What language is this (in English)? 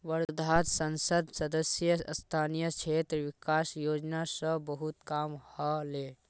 Magahi